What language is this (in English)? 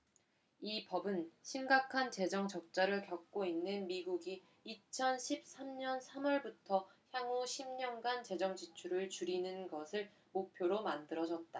Korean